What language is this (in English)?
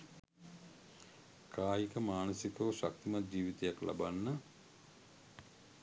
Sinhala